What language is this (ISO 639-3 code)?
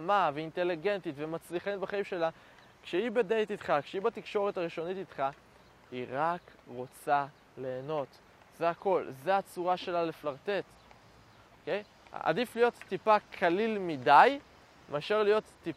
heb